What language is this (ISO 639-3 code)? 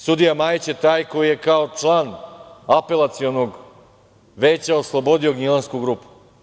srp